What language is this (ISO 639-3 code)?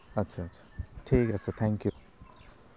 asm